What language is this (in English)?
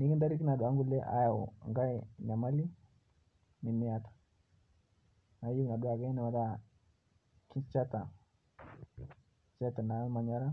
Masai